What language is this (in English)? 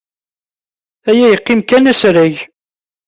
Kabyle